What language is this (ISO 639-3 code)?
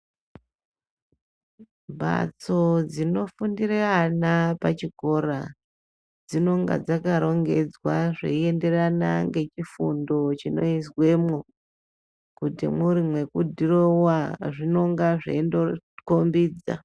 ndc